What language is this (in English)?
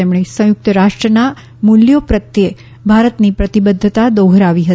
Gujarati